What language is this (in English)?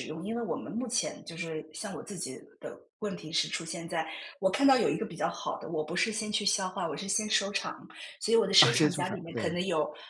Chinese